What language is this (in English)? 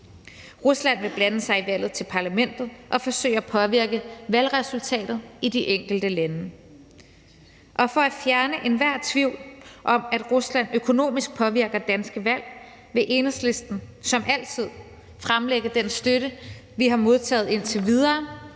Danish